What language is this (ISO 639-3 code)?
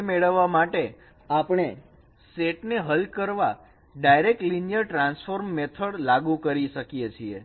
guj